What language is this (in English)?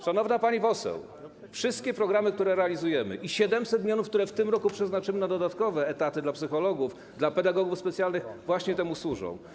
Polish